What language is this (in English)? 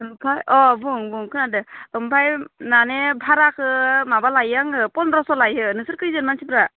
Bodo